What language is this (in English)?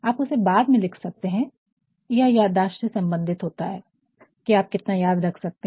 Hindi